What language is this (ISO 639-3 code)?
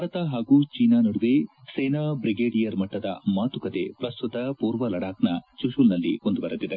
kan